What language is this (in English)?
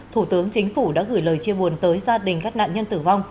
Vietnamese